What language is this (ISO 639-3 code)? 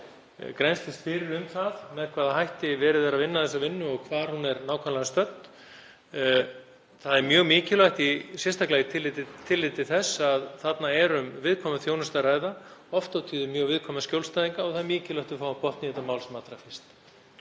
isl